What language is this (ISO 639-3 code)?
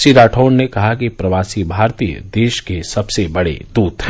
hin